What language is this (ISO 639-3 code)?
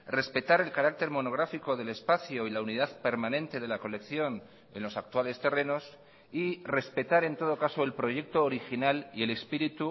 spa